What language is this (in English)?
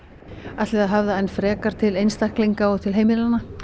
Icelandic